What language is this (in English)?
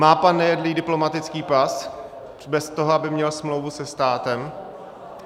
Czech